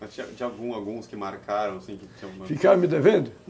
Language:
Portuguese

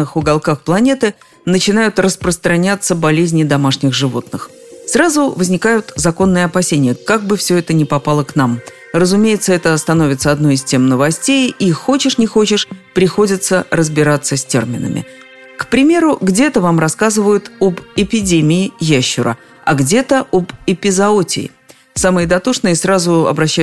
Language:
Russian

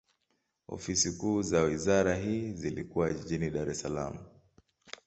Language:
Swahili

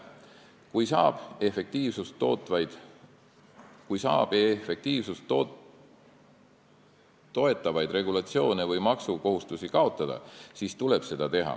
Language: Estonian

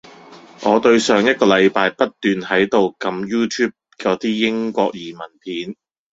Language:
Cantonese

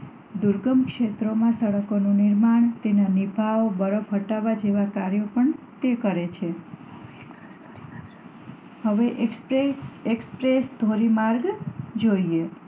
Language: Gujarati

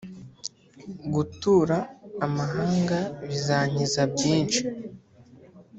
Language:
Kinyarwanda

